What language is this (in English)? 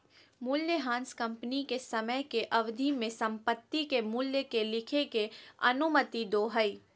Magahi